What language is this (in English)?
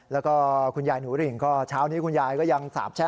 Thai